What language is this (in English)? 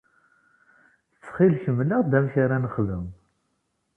Kabyle